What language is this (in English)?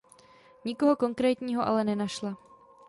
Czech